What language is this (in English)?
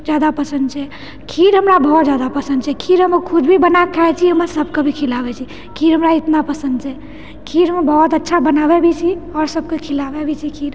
Maithili